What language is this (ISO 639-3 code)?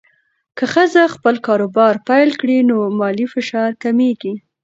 pus